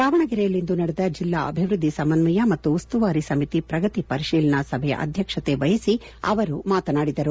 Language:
Kannada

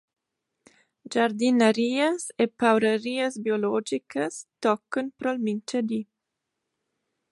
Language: Romansh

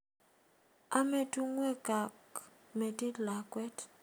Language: Kalenjin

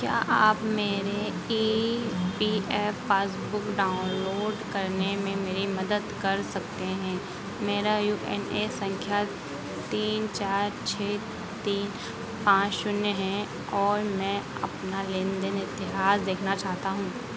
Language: Hindi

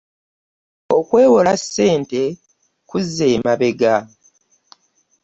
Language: Ganda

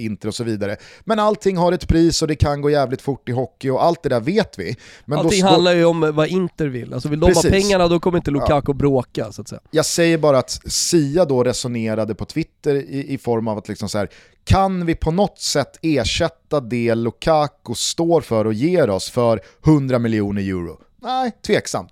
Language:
Swedish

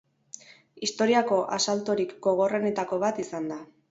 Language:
Basque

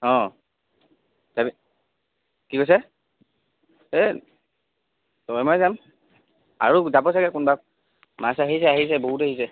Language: Assamese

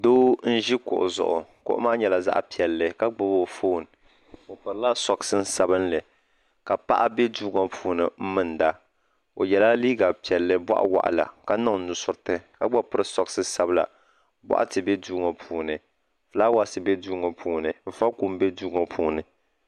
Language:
Dagbani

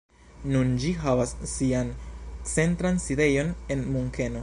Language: Esperanto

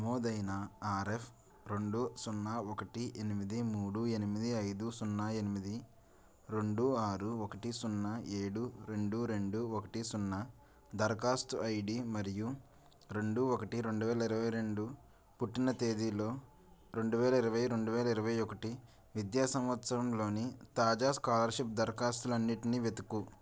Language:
Telugu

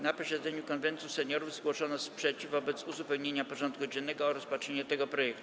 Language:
Polish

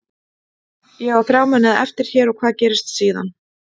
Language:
Icelandic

